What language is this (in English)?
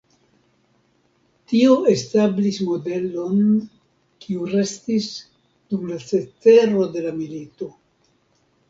Esperanto